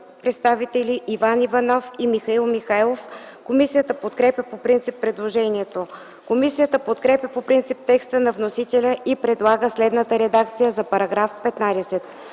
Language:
Bulgarian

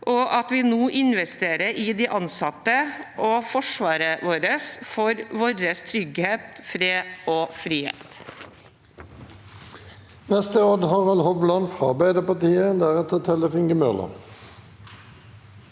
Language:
Norwegian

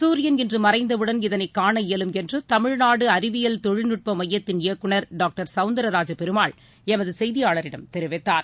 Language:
Tamil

